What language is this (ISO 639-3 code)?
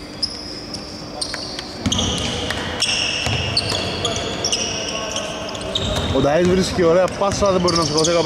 ell